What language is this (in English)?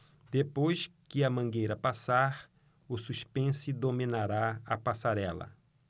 Portuguese